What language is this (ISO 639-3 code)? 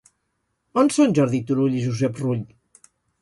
cat